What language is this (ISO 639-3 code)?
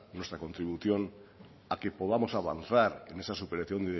spa